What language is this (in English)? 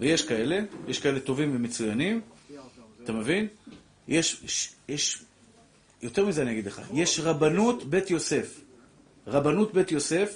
Hebrew